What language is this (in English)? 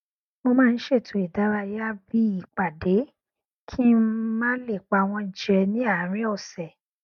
Yoruba